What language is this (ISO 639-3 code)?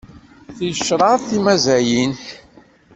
kab